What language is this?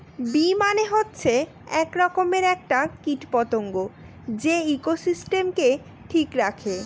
Bangla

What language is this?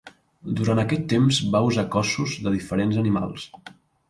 Catalan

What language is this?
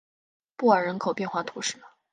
Chinese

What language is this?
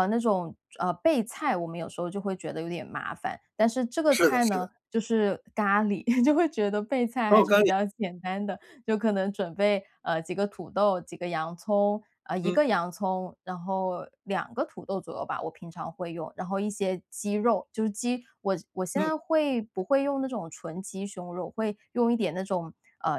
Chinese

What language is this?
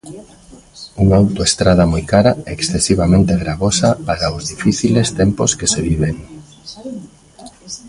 Galician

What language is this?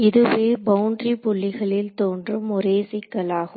Tamil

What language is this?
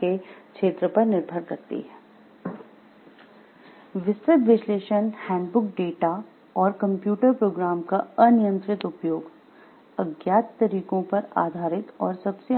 Hindi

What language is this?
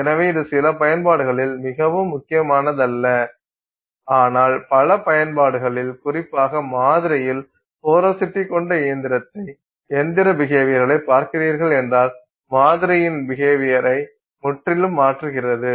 Tamil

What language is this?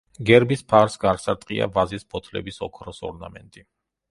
Georgian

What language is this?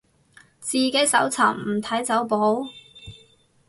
Cantonese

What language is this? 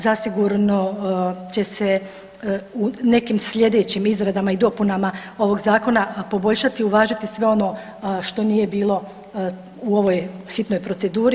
Croatian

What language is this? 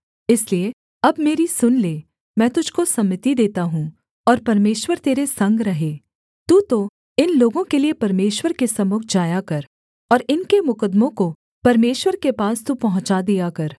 Hindi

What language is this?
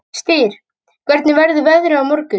Icelandic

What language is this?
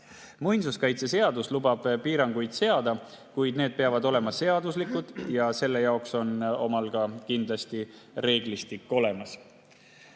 Estonian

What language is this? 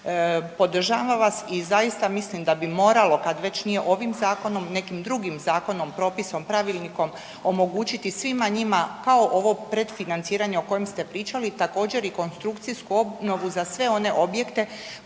Croatian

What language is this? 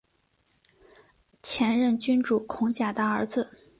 Chinese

